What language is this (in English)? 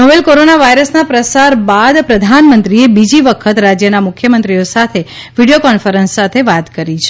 Gujarati